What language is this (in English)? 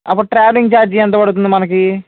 Telugu